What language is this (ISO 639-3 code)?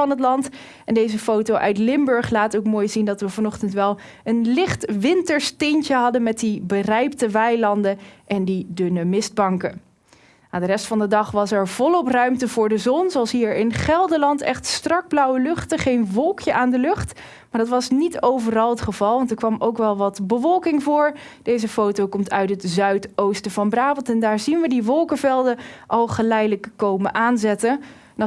nld